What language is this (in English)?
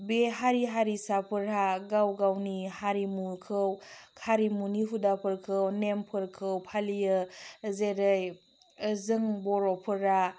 Bodo